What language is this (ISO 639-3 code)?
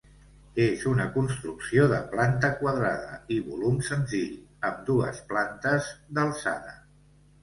cat